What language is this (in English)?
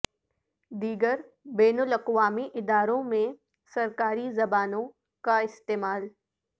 Urdu